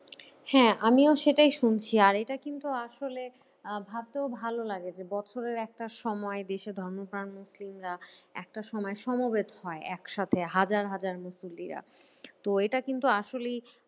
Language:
Bangla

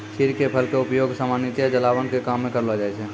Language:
Maithili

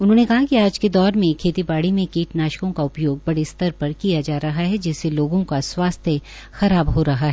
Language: Hindi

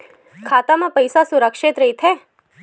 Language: Chhattisgarhi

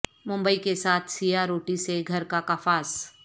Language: Urdu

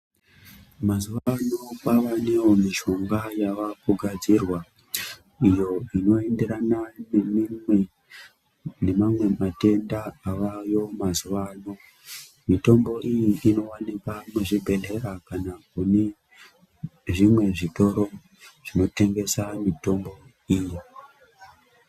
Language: Ndau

